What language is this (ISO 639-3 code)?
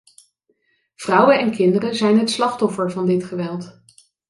nld